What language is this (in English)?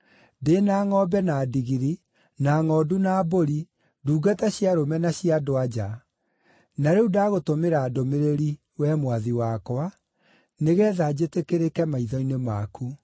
Kikuyu